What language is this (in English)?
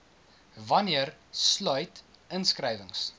Afrikaans